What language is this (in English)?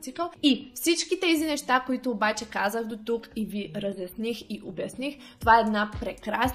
Bulgarian